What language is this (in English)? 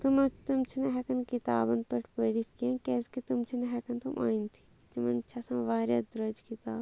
Kashmiri